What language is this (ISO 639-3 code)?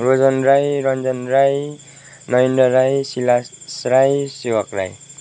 nep